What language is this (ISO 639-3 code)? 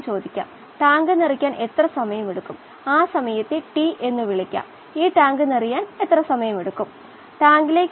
mal